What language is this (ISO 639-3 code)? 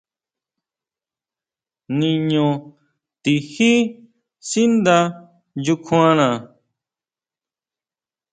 mau